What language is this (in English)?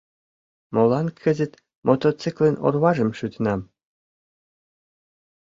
Mari